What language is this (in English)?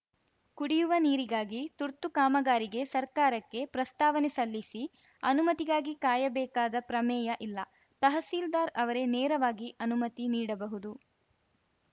Kannada